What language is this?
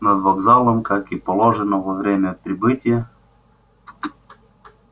Russian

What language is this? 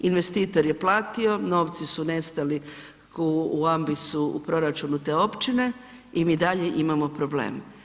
Croatian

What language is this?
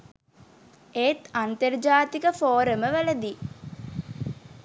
Sinhala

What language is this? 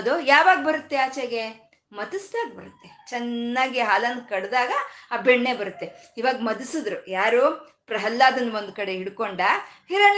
Kannada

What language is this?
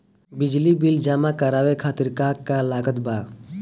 Bhojpuri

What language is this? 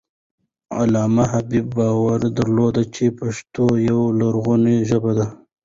Pashto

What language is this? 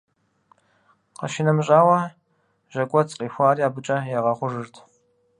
Kabardian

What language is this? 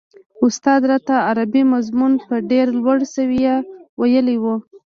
Pashto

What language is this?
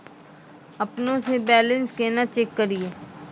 Maithili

